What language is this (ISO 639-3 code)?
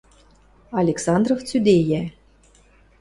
mrj